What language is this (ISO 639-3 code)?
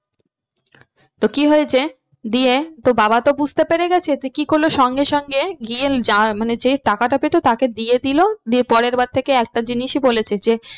ben